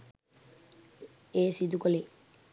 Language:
Sinhala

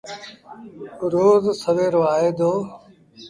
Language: Sindhi Bhil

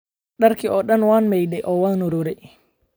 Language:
Somali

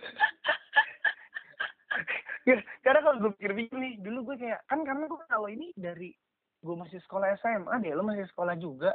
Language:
Indonesian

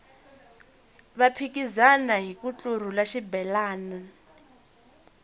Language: Tsonga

